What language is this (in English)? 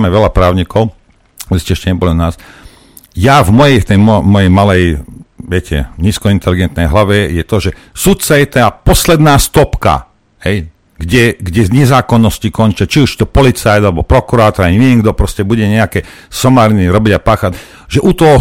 Slovak